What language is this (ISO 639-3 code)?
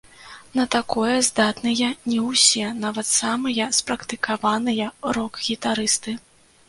bel